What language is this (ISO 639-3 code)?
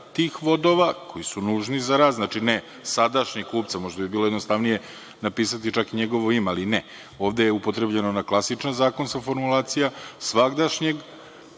srp